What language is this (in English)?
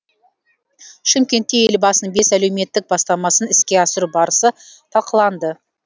Kazakh